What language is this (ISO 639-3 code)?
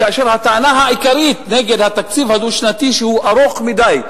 heb